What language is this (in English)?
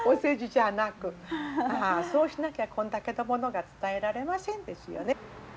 Japanese